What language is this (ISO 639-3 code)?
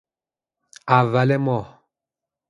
fas